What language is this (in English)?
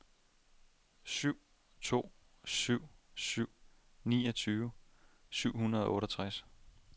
Danish